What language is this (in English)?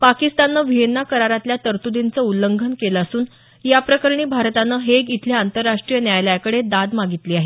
Marathi